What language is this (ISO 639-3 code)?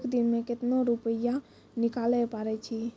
mai